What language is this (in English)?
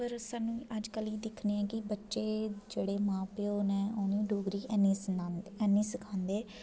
Dogri